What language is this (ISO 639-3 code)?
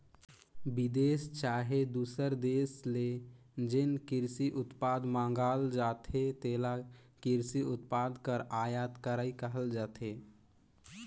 hne